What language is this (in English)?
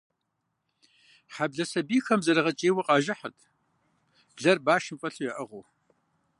Kabardian